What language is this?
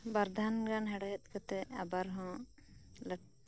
Santali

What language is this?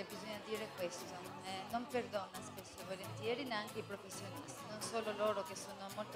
Italian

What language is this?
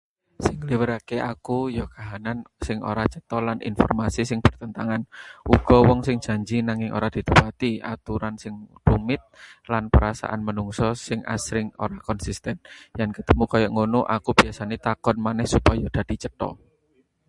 Javanese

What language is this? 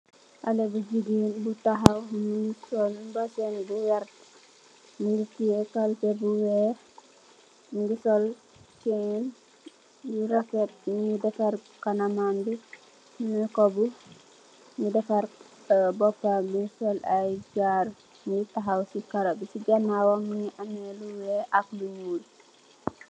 Wolof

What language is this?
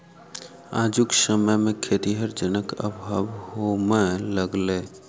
Maithili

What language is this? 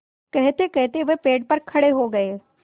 Hindi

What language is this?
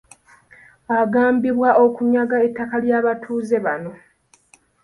Ganda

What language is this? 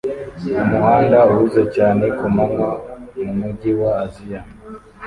Kinyarwanda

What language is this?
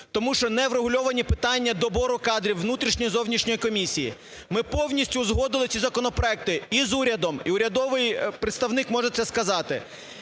Ukrainian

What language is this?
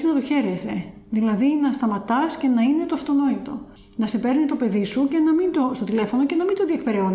Greek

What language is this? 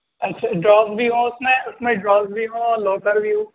Urdu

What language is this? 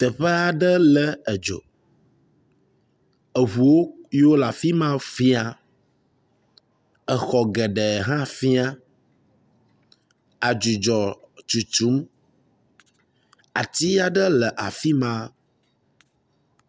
Ewe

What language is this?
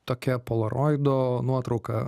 Lithuanian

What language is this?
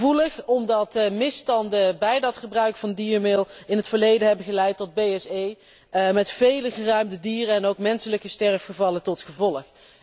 Dutch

